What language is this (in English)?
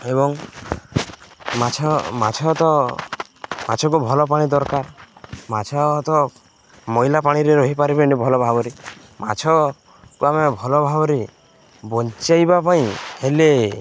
Odia